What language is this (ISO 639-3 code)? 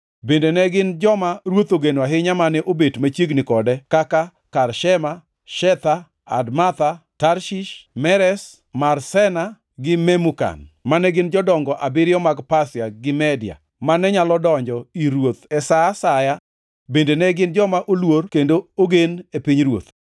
luo